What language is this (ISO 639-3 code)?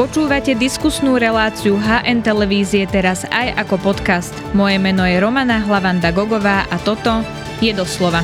slk